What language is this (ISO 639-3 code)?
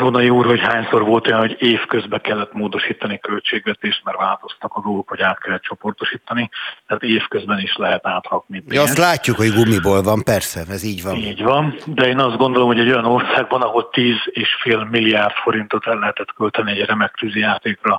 hun